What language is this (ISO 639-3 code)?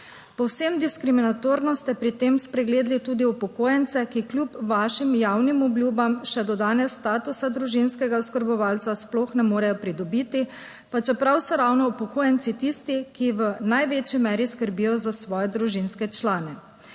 slv